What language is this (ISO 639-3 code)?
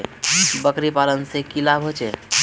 mag